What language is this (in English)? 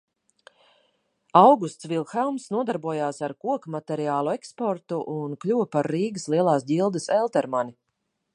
Latvian